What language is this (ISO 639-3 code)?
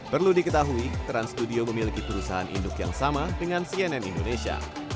ind